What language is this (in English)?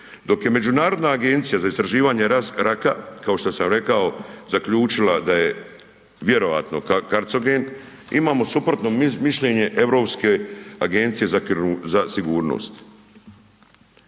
Croatian